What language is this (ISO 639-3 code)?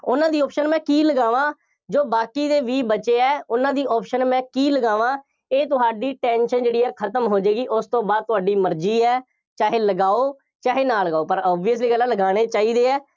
pan